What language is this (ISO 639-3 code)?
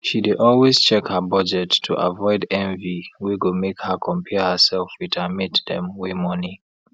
pcm